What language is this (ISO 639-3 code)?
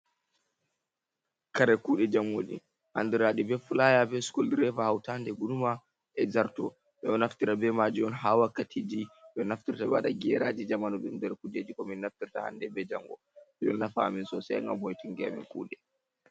ful